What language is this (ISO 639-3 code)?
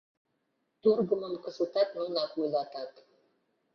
chm